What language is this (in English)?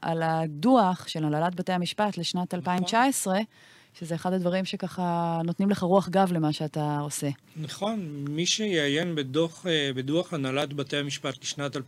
Hebrew